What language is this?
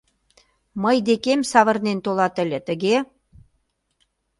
Mari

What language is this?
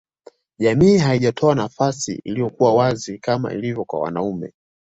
Swahili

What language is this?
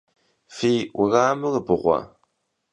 Kabardian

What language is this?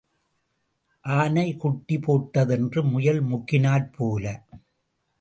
Tamil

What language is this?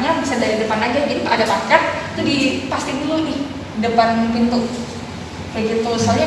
Indonesian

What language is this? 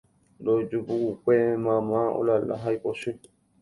Guarani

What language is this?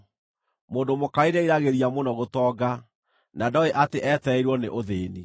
Kikuyu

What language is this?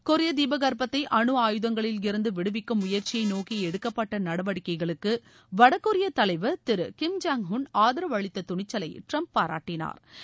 Tamil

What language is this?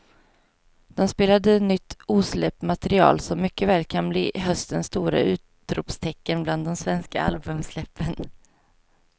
Swedish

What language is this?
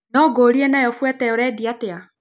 Kikuyu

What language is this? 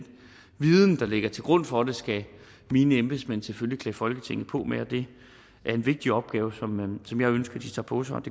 Danish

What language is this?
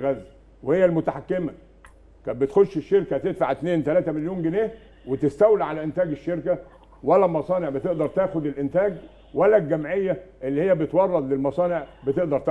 Arabic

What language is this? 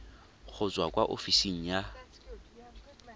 Tswana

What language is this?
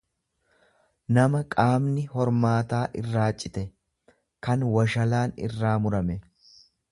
Oromo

